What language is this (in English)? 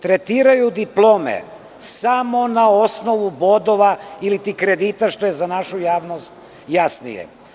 Serbian